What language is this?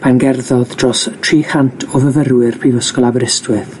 Welsh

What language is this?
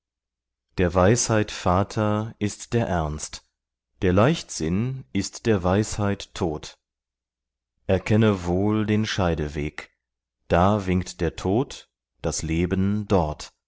German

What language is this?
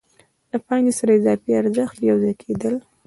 Pashto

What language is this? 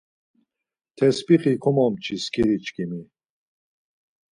Laz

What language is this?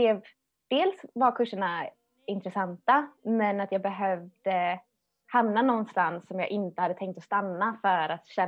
Swedish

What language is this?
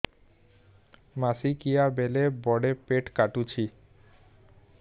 Odia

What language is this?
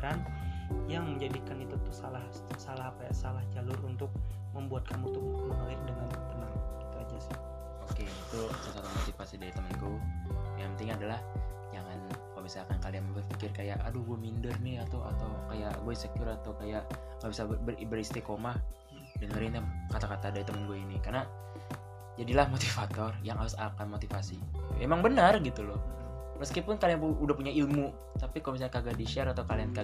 Indonesian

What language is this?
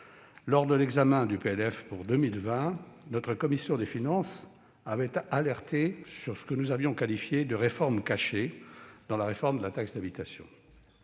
French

